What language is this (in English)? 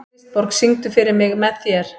Icelandic